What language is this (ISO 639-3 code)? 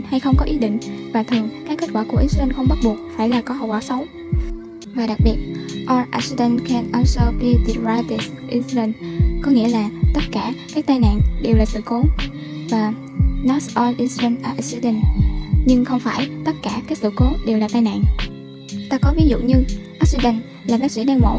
vie